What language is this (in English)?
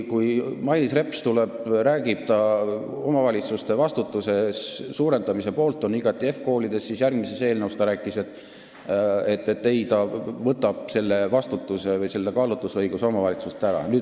Estonian